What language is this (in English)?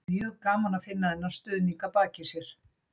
Icelandic